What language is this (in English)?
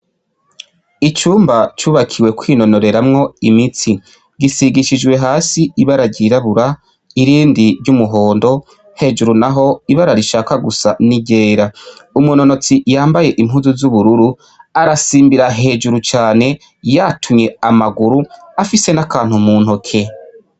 Rundi